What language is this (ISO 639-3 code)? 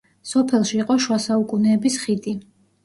kat